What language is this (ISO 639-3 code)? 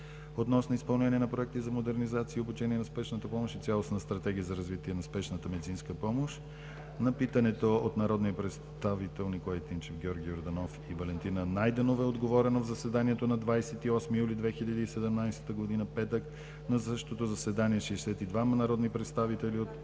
bul